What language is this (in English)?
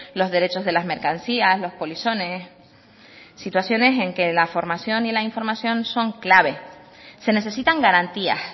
Spanish